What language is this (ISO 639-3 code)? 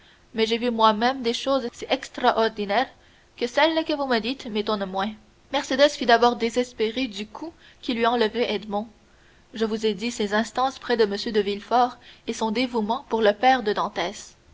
fra